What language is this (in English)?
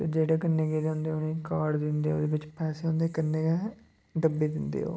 Dogri